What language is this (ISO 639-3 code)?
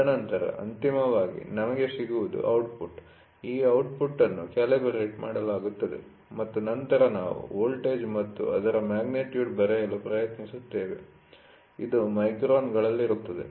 kan